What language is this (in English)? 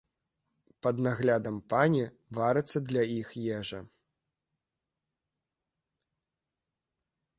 Belarusian